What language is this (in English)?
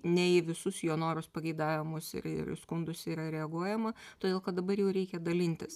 Lithuanian